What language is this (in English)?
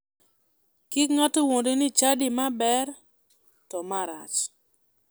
Luo (Kenya and Tanzania)